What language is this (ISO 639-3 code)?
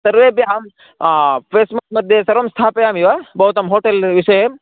san